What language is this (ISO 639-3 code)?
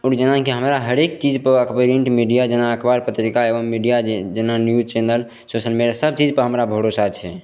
mai